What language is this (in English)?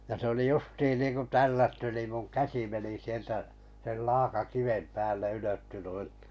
Finnish